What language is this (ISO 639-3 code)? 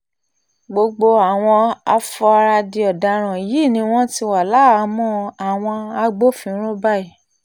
yor